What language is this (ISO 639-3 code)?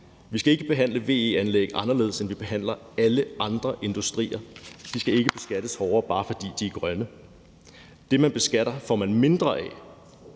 dan